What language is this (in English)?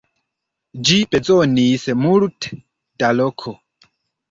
Esperanto